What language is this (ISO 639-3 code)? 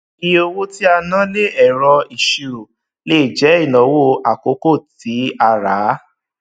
yor